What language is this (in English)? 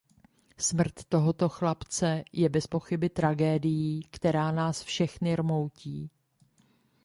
Czech